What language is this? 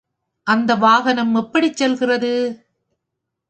Tamil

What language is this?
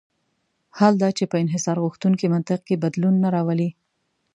Pashto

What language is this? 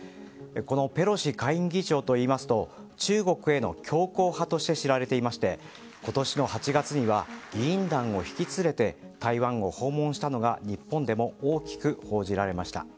Japanese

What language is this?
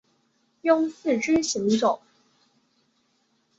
Chinese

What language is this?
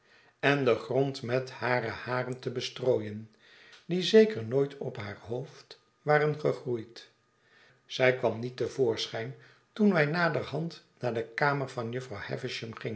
Dutch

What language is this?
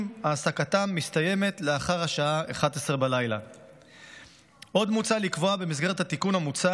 Hebrew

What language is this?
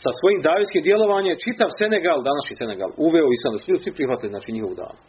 Croatian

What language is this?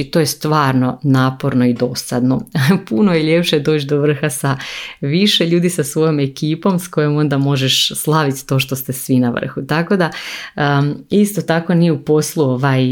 Croatian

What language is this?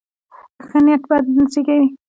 Pashto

